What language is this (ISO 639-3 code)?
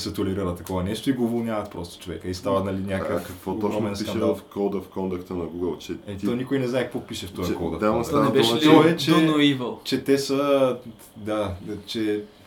bul